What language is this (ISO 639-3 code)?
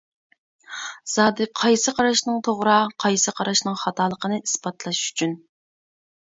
uig